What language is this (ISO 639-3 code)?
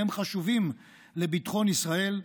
heb